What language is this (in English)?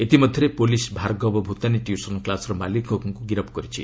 Odia